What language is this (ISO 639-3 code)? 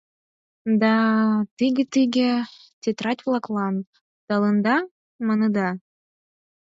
chm